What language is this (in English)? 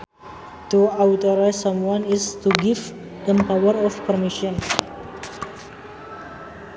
Sundanese